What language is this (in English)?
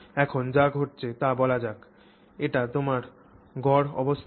Bangla